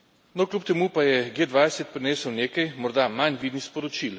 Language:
Slovenian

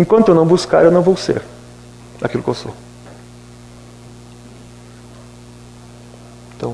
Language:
Portuguese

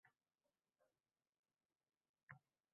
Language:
Uzbek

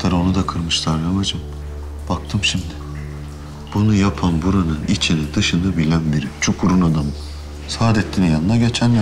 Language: Turkish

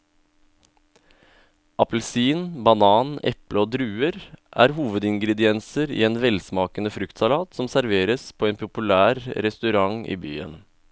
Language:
Norwegian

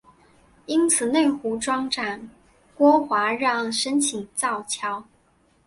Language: Chinese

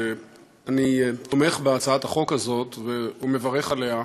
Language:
Hebrew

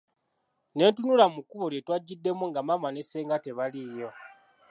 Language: Ganda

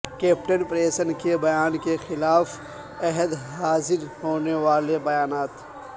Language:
Urdu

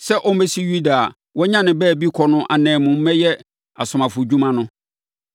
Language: Akan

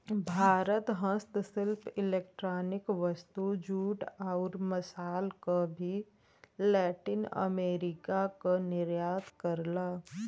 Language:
Bhojpuri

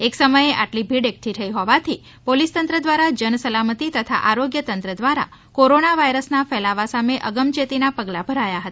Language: Gujarati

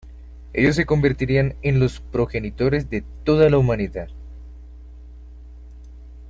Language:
Spanish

